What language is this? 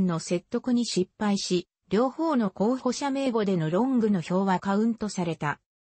Japanese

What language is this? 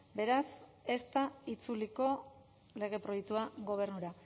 Basque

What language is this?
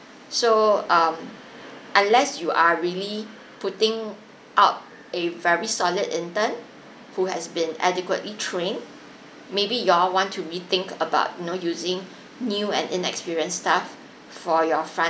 English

